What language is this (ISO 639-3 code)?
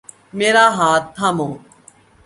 urd